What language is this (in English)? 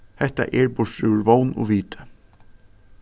Faroese